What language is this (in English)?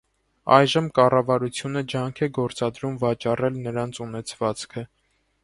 Armenian